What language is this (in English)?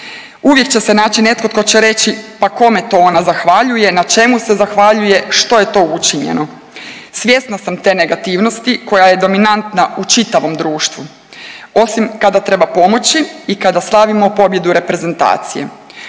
Croatian